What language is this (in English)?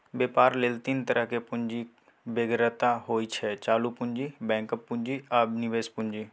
Maithili